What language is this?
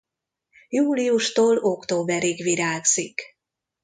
Hungarian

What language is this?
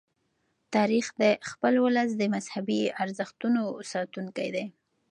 Pashto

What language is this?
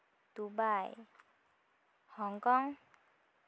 Santali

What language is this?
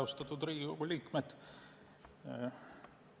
Estonian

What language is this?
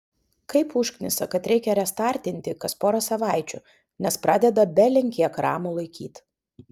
Lithuanian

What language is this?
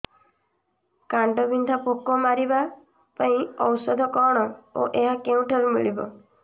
Odia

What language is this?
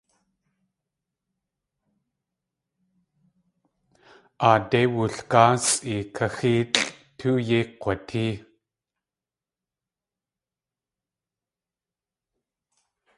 Tlingit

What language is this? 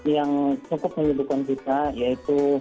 Indonesian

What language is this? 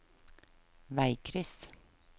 Norwegian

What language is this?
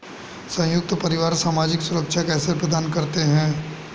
Hindi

